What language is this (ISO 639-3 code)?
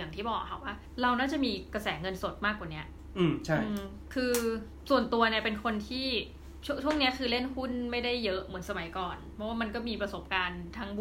tha